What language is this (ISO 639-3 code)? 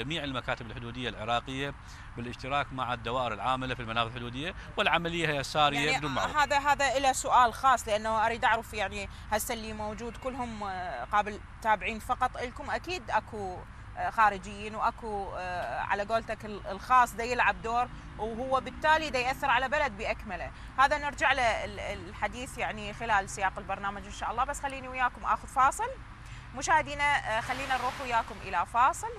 ara